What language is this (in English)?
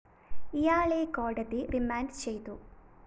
Malayalam